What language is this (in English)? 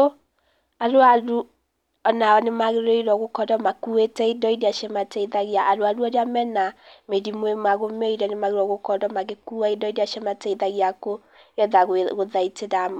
Kikuyu